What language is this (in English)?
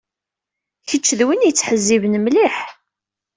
Kabyle